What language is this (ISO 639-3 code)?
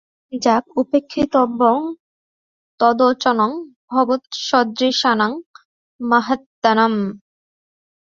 ben